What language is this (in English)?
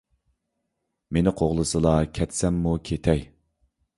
Uyghur